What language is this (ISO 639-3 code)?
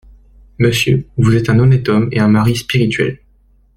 fra